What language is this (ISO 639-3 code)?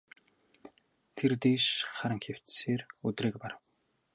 mon